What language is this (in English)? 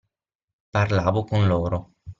Italian